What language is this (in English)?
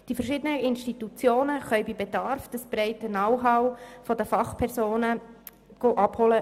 Swiss German